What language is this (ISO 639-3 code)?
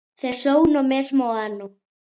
glg